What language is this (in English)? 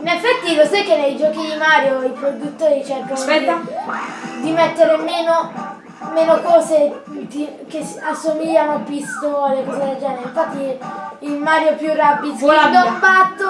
Italian